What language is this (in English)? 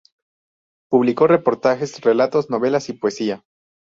Spanish